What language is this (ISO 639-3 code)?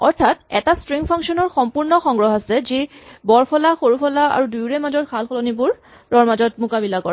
asm